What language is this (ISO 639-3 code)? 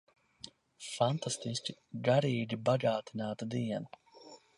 lav